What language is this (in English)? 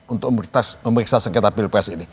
Indonesian